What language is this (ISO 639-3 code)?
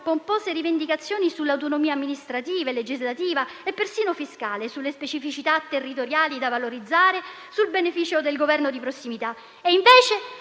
ita